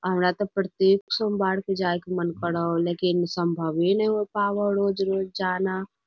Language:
Magahi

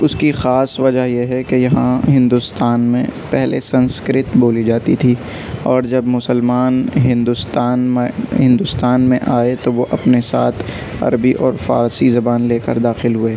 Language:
Urdu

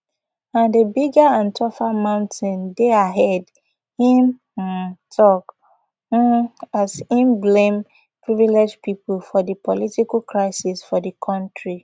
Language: Nigerian Pidgin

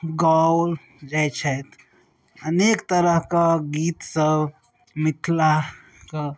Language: Maithili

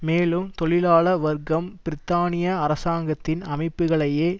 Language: Tamil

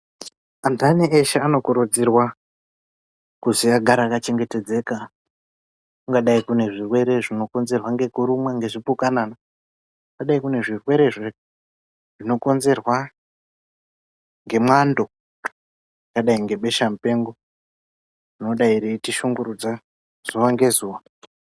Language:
Ndau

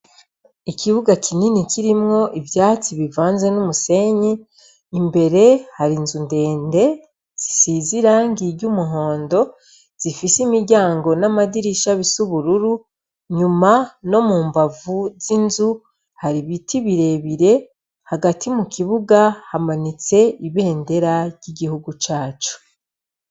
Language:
Rundi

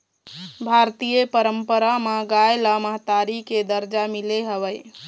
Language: Chhattisgarhi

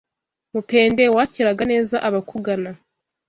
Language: Kinyarwanda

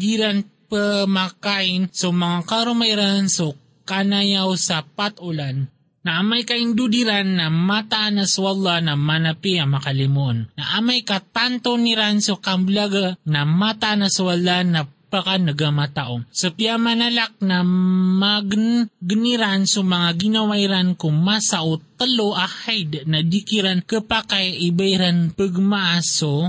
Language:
Filipino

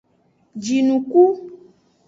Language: Aja (Benin)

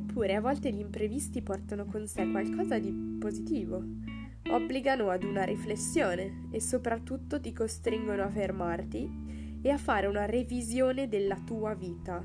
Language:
Italian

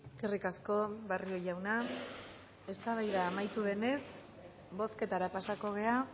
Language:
Basque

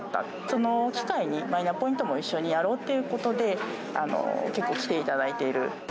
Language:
Japanese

